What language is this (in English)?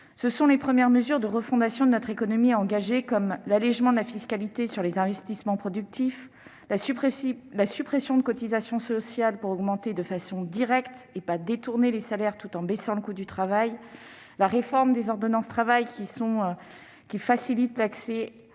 French